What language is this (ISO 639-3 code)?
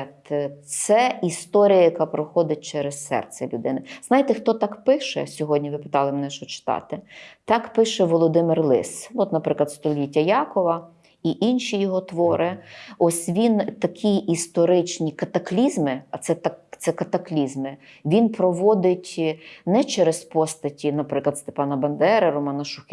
ukr